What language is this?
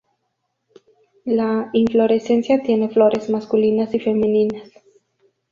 Spanish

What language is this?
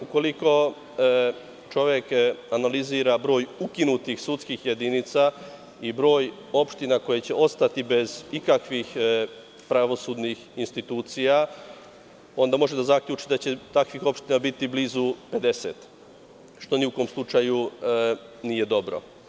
Serbian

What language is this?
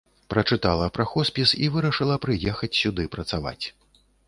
Belarusian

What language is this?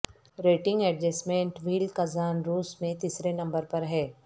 Urdu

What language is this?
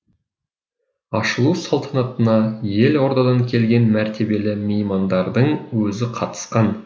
Kazakh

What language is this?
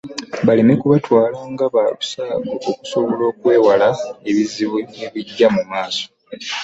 Ganda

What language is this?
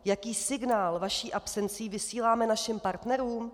Czech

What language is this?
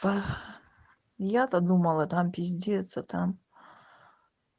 Russian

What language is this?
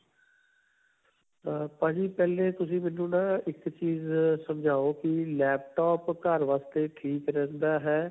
Punjabi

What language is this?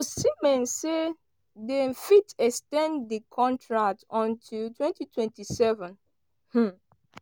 Nigerian Pidgin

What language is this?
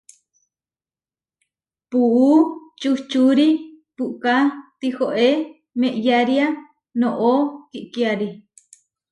Huarijio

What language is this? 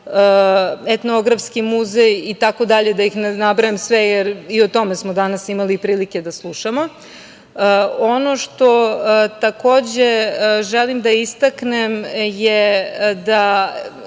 Serbian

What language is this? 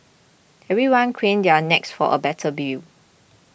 English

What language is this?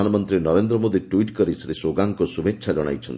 Odia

